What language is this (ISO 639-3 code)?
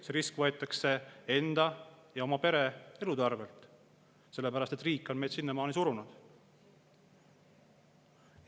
est